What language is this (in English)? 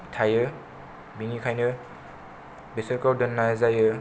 Bodo